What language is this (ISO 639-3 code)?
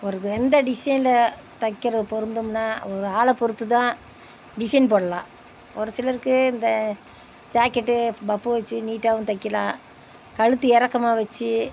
tam